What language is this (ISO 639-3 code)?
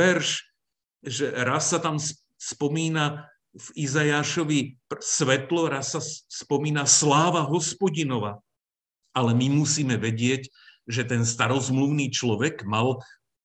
slk